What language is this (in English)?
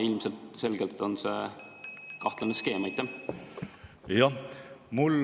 Estonian